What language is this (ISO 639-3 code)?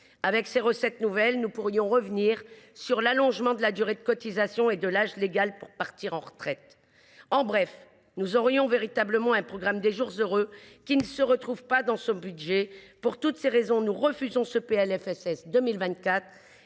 fra